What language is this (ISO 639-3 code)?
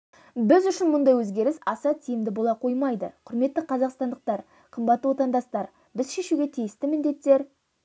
kaz